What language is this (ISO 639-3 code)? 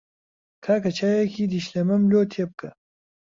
ckb